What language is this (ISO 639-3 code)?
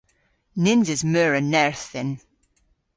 cor